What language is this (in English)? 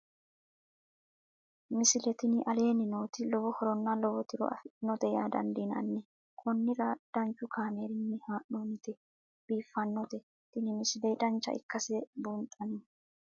Sidamo